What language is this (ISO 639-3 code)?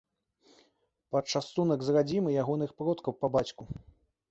bel